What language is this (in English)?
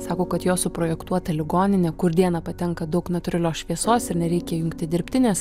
Lithuanian